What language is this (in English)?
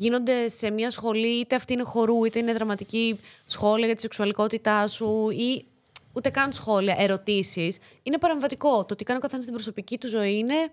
Greek